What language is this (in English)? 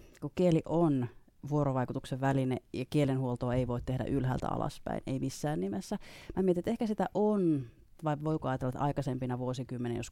Finnish